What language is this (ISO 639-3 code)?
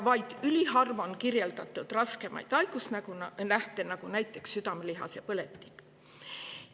est